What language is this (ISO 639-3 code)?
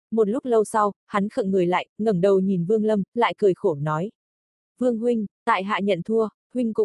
vie